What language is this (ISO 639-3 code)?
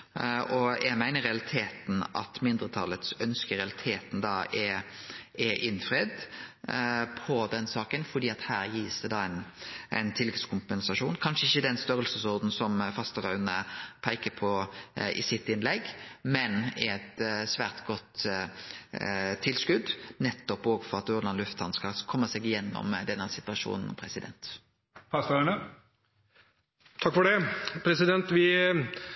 nor